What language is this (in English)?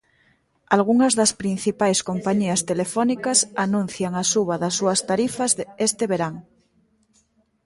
Galician